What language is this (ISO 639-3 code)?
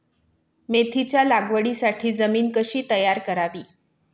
mar